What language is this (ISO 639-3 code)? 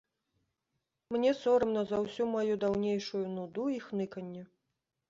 bel